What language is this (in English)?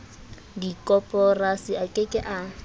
Southern Sotho